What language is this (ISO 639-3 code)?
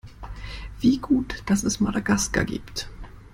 deu